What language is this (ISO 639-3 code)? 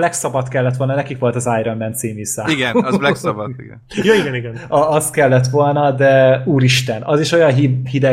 hun